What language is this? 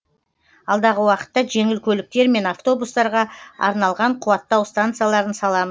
Kazakh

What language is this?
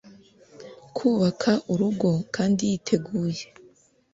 Kinyarwanda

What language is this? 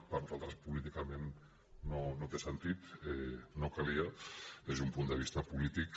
Catalan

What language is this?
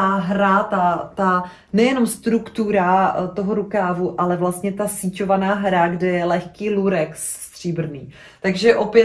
Czech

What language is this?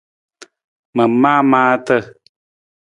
Nawdm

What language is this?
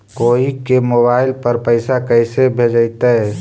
Magahi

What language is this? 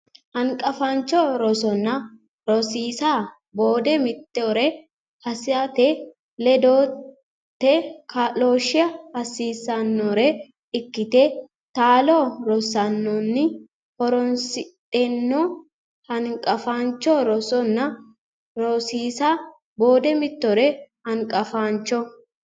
Sidamo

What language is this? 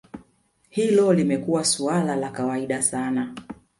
Swahili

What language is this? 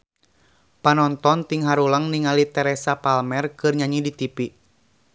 Sundanese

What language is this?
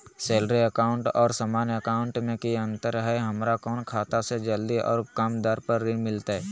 Magahi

